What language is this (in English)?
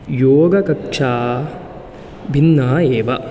Sanskrit